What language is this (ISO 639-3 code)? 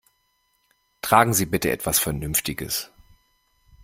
deu